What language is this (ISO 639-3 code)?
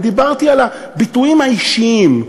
heb